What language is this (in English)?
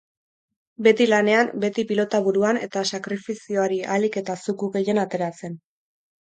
Basque